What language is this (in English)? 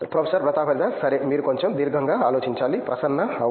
Telugu